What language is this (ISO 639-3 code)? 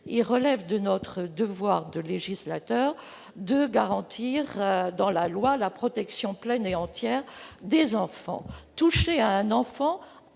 fra